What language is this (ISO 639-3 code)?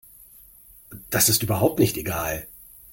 deu